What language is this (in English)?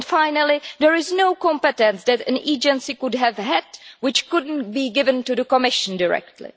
English